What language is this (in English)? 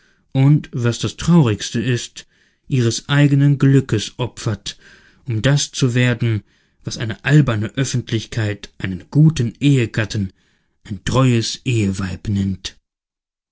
German